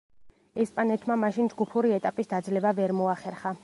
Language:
Georgian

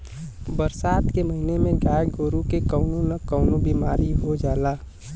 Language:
Bhojpuri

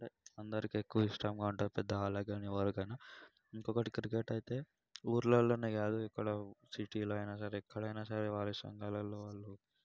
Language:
Telugu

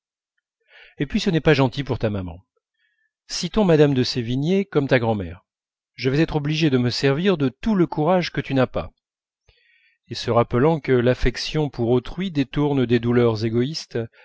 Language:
French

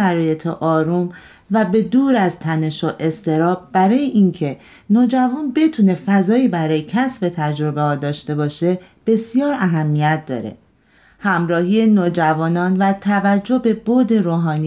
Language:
Persian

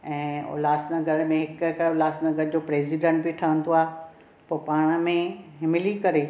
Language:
Sindhi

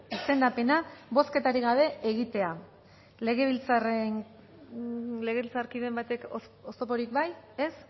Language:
Basque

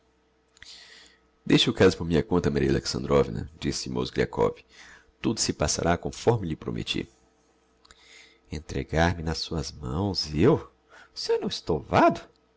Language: Portuguese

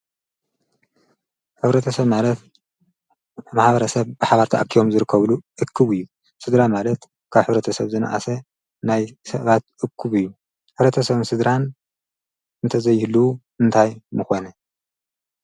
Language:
Tigrinya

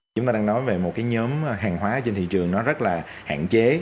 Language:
Vietnamese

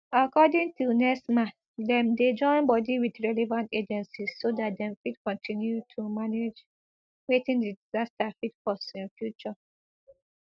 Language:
Nigerian Pidgin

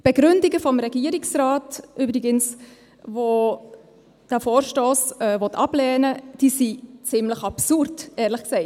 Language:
Swiss German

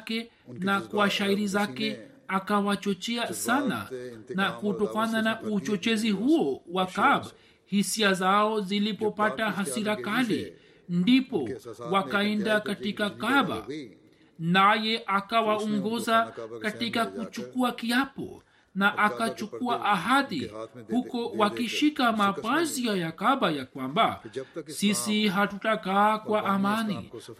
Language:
Swahili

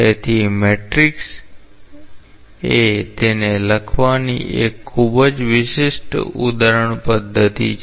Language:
Gujarati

